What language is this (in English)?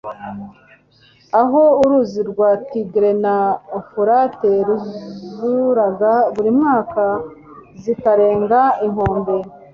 Kinyarwanda